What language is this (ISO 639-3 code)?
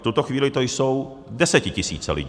ces